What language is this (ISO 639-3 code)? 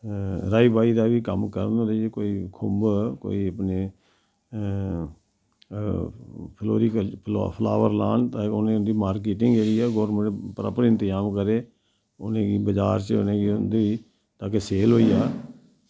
doi